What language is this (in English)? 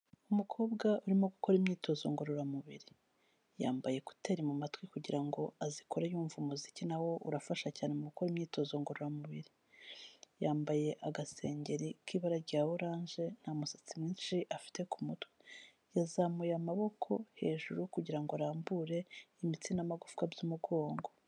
Kinyarwanda